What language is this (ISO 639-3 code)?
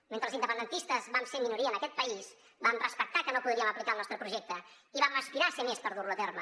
cat